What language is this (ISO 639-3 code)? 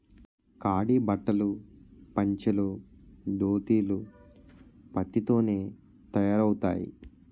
tel